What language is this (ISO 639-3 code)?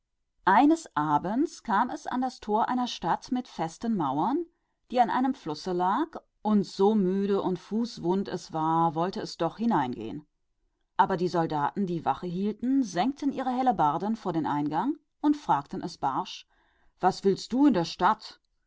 deu